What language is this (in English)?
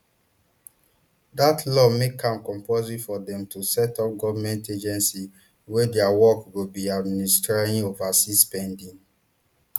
Nigerian Pidgin